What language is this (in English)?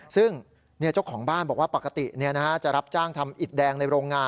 Thai